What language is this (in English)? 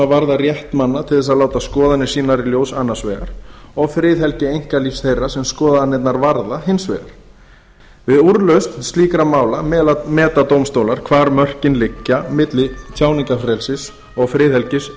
Icelandic